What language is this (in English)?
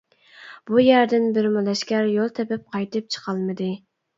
Uyghur